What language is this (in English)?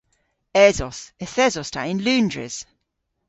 Cornish